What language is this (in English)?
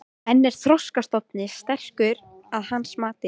Icelandic